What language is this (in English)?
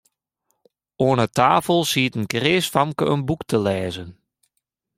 Western Frisian